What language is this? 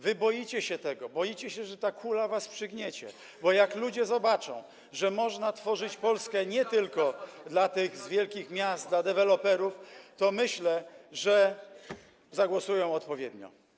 Polish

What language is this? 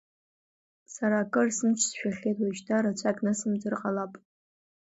Abkhazian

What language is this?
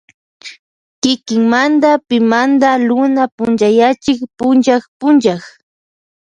Loja Highland Quichua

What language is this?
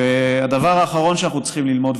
Hebrew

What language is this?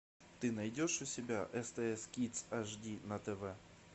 Russian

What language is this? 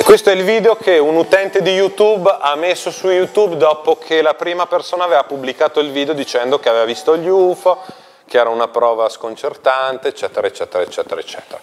Italian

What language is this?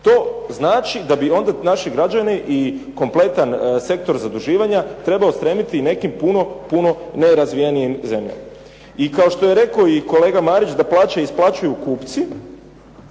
Croatian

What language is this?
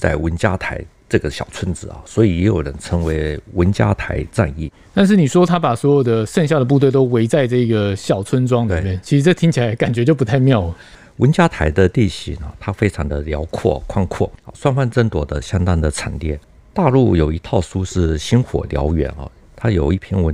Chinese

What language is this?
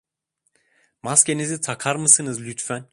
Turkish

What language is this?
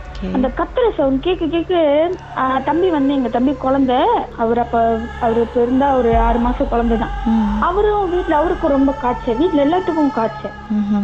Tamil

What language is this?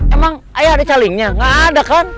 Indonesian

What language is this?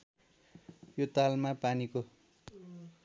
Nepali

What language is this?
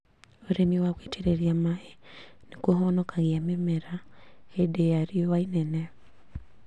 Kikuyu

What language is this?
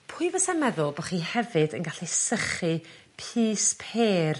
Welsh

